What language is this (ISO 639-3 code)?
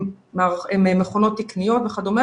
heb